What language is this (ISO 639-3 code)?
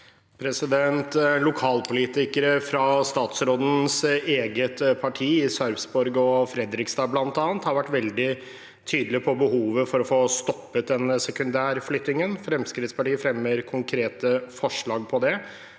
nor